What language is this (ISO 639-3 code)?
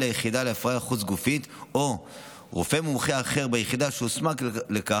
heb